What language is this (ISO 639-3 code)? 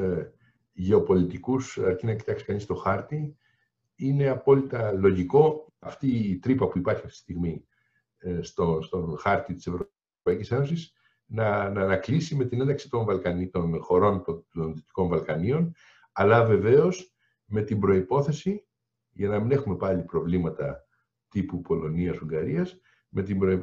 ell